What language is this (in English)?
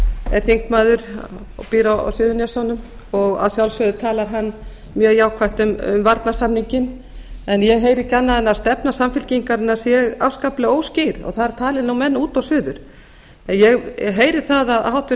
Icelandic